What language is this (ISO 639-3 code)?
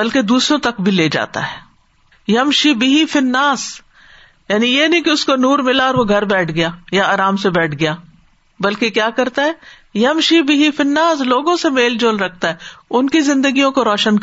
urd